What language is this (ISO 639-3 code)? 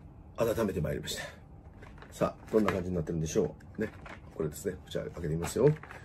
jpn